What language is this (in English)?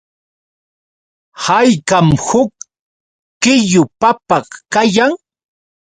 Yauyos Quechua